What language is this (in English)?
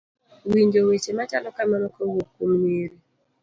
Luo (Kenya and Tanzania)